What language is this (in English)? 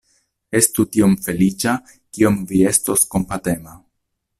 Esperanto